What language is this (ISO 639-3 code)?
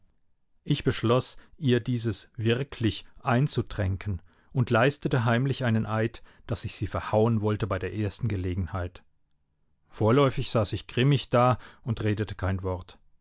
deu